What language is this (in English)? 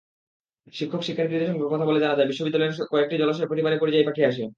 Bangla